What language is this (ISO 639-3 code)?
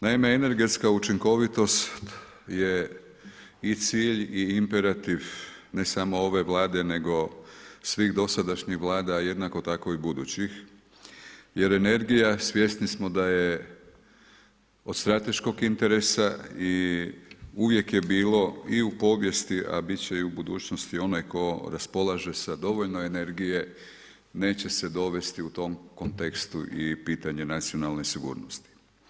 hrv